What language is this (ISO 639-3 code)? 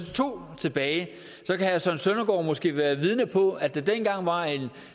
dan